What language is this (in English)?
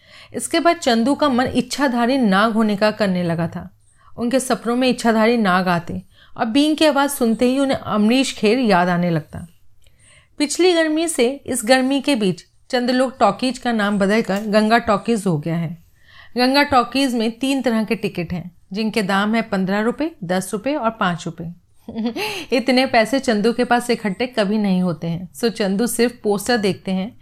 Hindi